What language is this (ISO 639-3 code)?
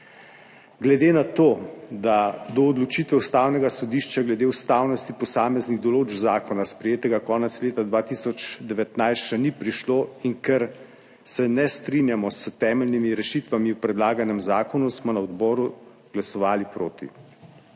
slv